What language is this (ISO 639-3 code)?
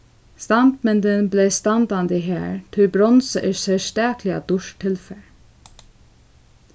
fao